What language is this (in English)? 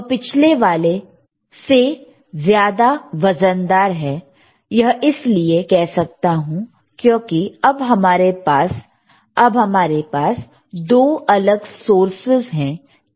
Hindi